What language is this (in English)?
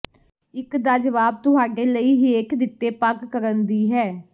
Punjabi